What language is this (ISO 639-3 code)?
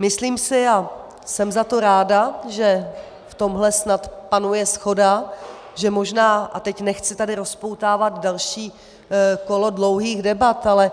ces